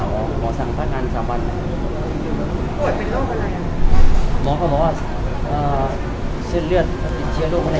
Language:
Thai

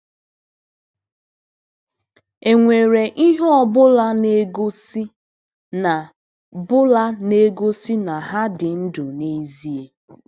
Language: Igbo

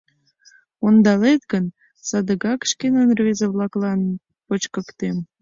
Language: Mari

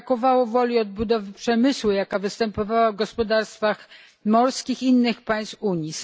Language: Polish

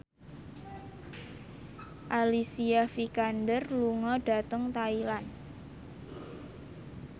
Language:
Javanese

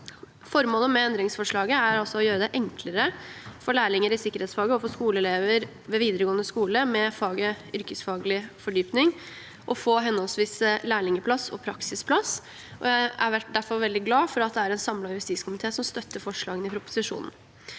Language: Norwegian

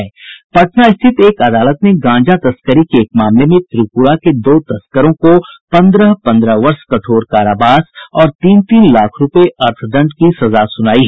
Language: Hindi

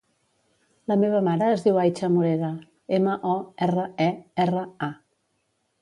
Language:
Catalan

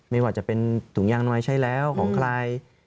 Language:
Thai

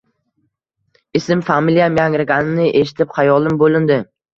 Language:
Uzbek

